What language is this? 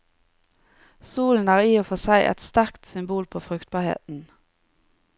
Norwegian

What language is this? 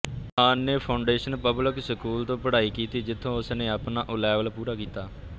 Punjabi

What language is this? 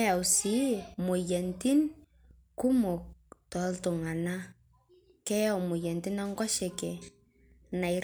Masai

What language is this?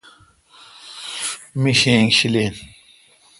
Kalkoti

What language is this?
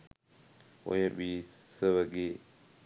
Sinhala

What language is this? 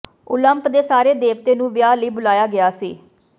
Punjabi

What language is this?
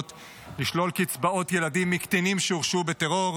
Hebrew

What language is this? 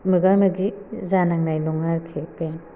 Bodo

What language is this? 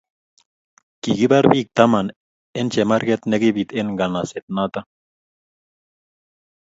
Kalenjin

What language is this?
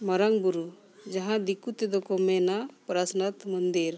Santali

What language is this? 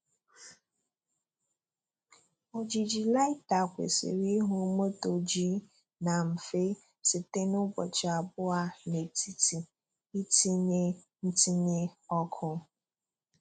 Igbo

